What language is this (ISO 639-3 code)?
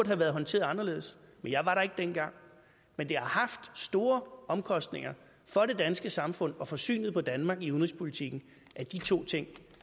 dan